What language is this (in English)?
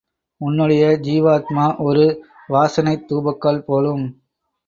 Tamil